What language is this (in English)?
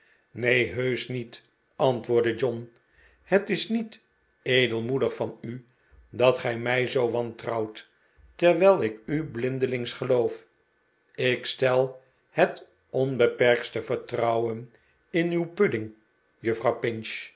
Dutch